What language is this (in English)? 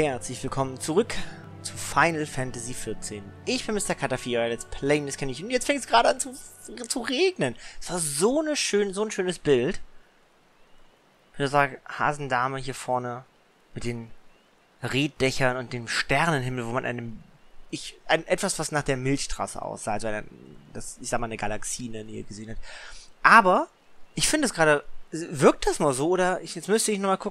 German